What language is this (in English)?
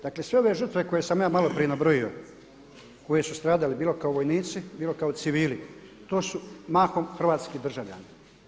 Croatian